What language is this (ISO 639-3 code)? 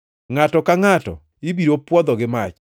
luo